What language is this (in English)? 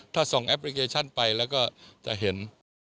Thai